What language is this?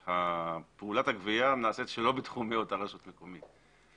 Hebrew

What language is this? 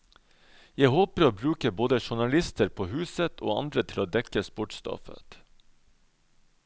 Norwegian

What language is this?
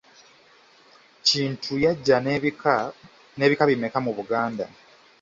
Ganda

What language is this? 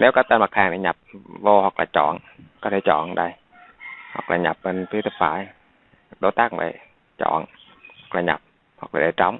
Vietnamese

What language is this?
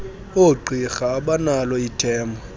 Xhosa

